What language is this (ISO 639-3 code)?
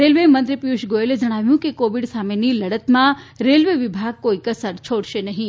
guj